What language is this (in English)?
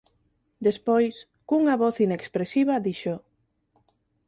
Galician